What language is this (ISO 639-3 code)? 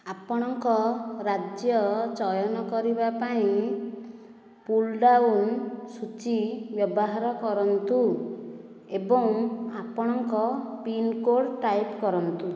ori